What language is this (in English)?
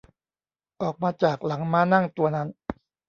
Thai